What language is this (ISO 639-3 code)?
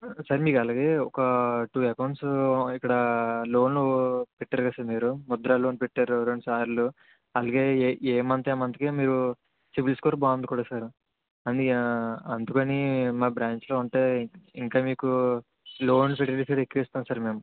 tel